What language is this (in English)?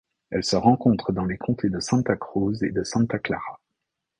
French